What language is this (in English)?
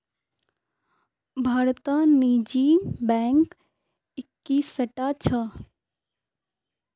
Magahi